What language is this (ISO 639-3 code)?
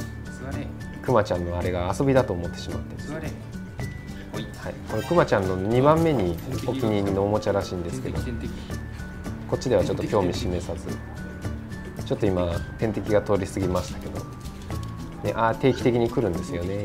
jpn